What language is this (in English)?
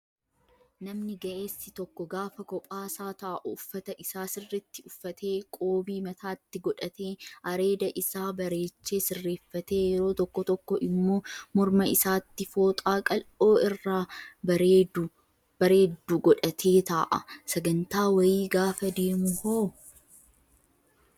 Oromo